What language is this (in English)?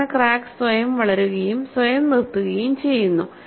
Malayalam